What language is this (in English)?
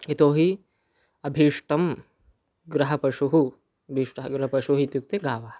Sanskrit